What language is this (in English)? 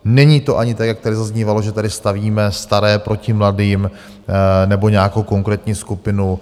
Czech